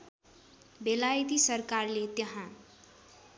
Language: Nepali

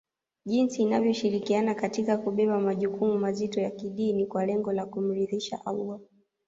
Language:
Swahili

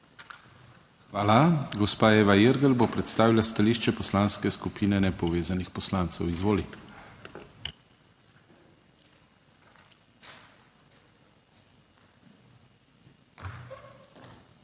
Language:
Slovenian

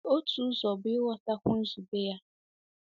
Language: Igbo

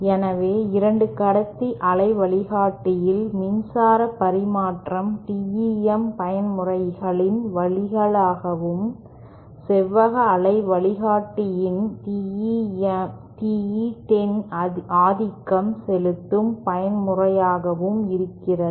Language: Tamil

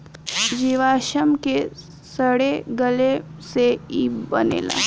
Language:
Bhojpuri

